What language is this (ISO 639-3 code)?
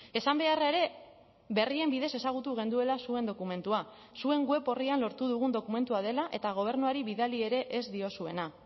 eus